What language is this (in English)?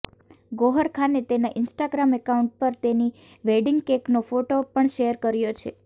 Gujarati